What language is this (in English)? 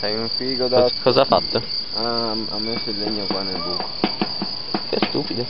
Italian